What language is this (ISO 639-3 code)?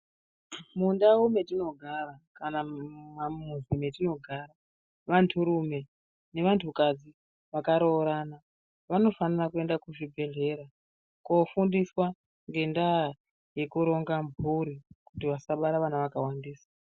ndc